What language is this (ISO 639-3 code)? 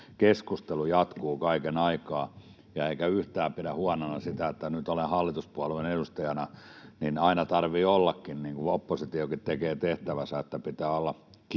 fin